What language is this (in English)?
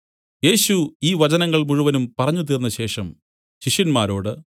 Malayalam